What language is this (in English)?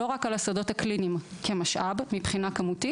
Hebrew